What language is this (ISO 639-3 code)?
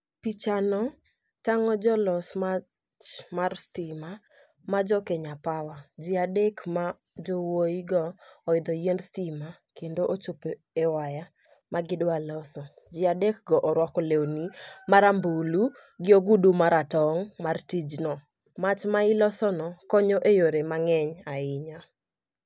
luo